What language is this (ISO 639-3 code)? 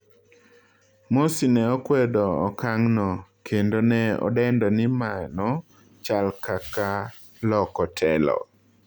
luo